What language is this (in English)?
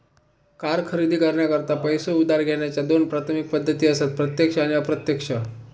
Marathi